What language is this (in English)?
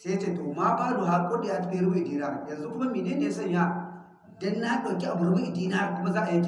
Hausa